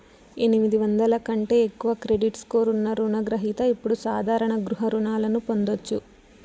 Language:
Telugu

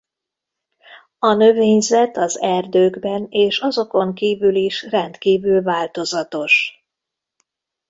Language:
Hungarian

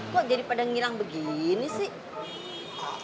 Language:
Indonesian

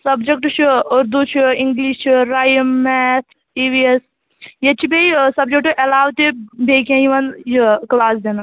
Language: Kashmiri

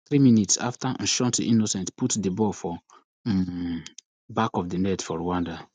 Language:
Nigerian Pidgin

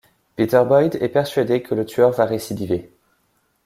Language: French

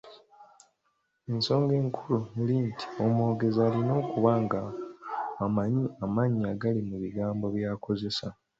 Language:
Ganda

